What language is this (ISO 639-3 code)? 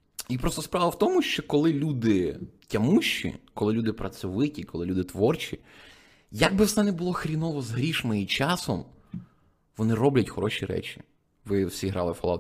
ukr